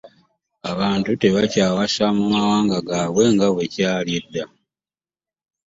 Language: Ganda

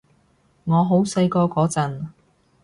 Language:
Cantonese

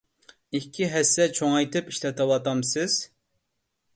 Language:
Uyghur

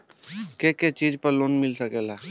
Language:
Bhojpuri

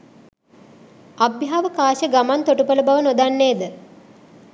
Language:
Sinhala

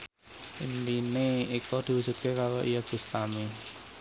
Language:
Javanese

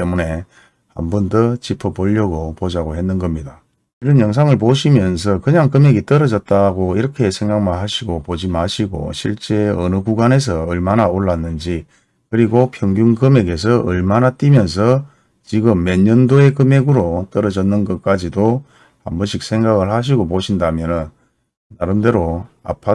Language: Korean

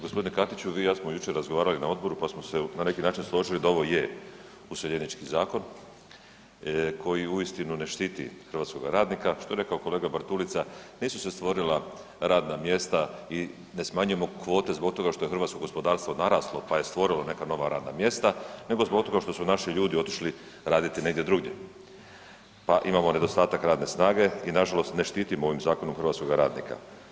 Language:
Croatian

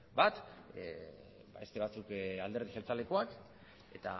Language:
Basque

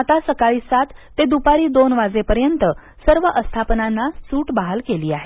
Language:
Marathi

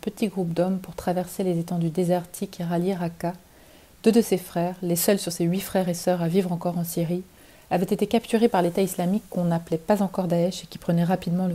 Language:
French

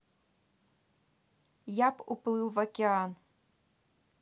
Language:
Russian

